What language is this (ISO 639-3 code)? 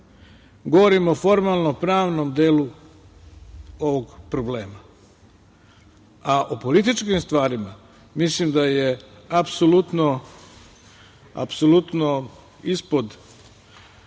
srp